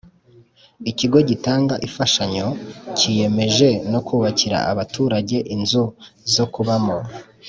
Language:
Kinyarwanda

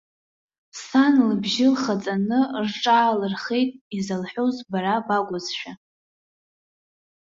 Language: Abkhazian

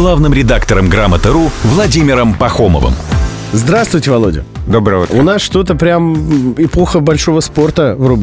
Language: Russian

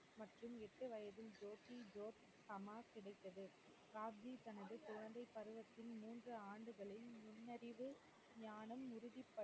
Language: Tamil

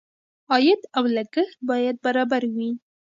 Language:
Pashto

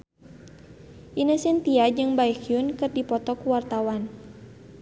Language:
Sundanese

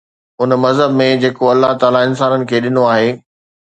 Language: Sindhi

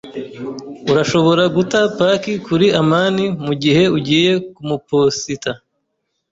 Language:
Kinyarwanda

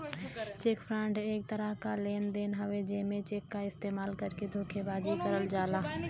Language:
Bhojpuri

